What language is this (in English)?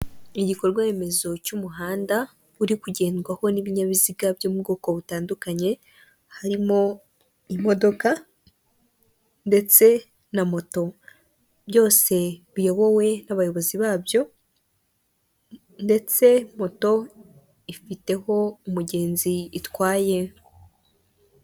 Kinyarwanda